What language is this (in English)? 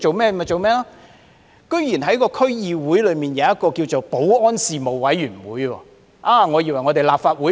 Cantonese